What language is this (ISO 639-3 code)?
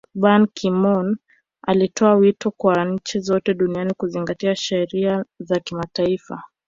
swa